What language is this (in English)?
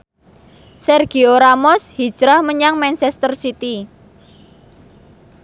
Javanese